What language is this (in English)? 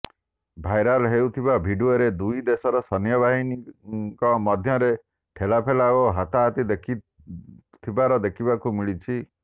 Odia